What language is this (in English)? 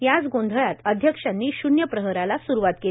Marathi